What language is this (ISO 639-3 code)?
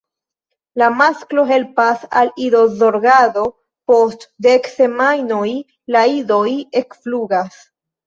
epo